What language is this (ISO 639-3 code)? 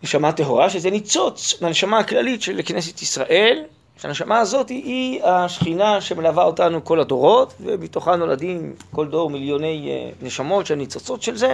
heb